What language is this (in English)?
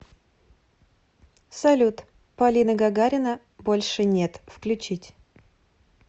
Russian